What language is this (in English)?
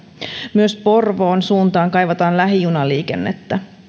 Finnish